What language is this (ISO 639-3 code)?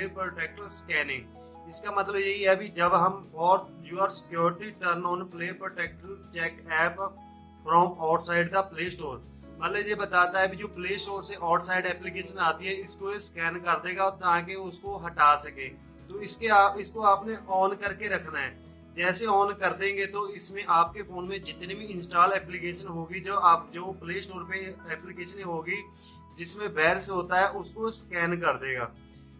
hin